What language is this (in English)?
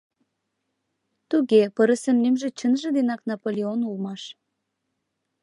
Mari